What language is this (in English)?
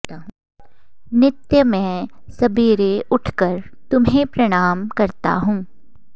Sanskrit